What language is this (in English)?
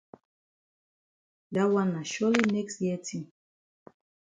Cameroon Pidgin